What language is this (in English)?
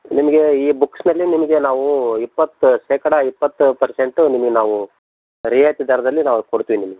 Kannada